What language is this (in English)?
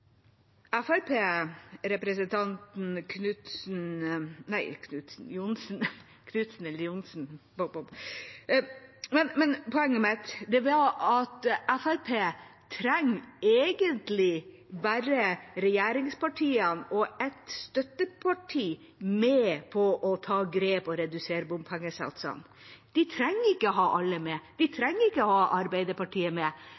Norwegian Bokmål